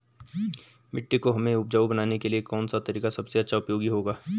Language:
Hindi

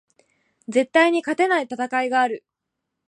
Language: Japanese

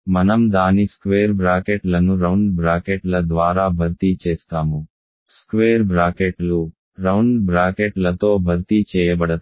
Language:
Telugu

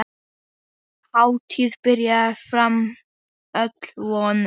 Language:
Icelandic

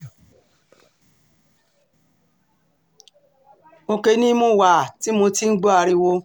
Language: Yoruba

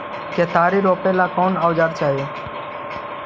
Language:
Magahi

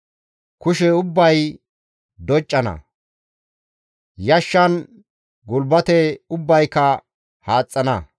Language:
Gamo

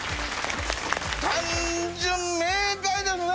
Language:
Japanese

